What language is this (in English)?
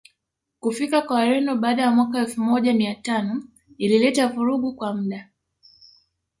Swahili